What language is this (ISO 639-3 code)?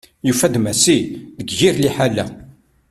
kab